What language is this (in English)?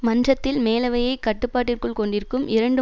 Tamil